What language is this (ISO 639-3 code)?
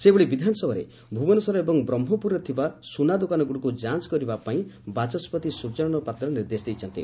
ori